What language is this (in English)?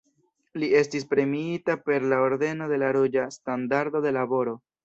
Esperanto